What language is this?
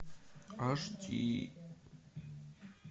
Russian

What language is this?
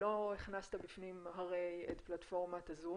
Hebrew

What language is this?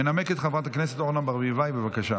Hebrew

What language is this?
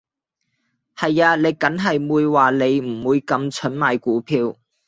Cantonese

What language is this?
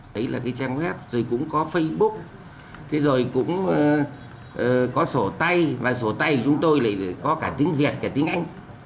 Vietnamese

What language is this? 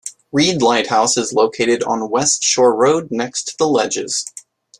English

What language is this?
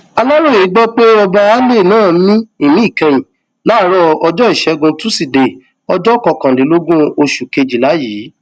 Yoruba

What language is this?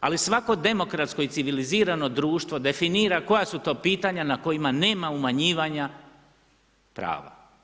Croatian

